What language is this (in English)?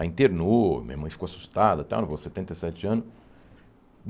Portuguese